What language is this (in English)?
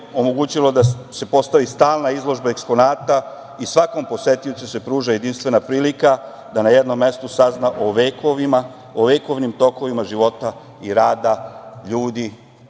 Serbian